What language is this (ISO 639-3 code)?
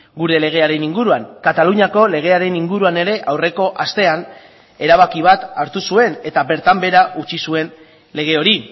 eus